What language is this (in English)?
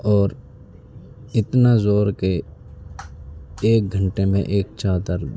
Urdu